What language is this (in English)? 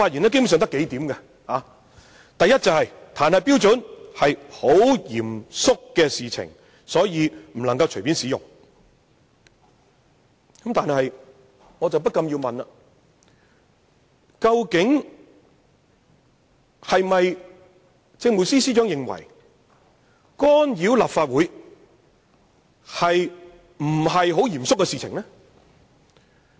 Cantonese